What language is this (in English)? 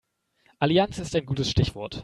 German